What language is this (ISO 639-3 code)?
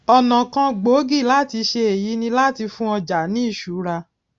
yor